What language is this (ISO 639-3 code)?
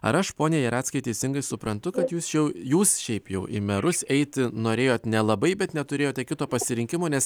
lit